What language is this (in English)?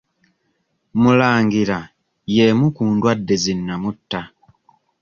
Ganda